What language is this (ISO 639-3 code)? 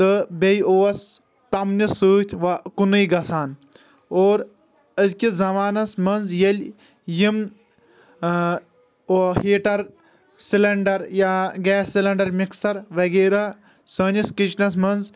kas